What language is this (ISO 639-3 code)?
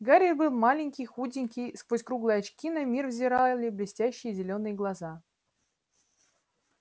rus